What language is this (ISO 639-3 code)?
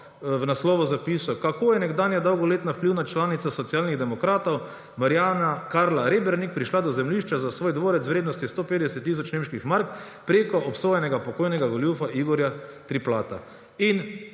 slv